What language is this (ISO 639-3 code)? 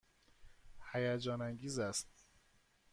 fas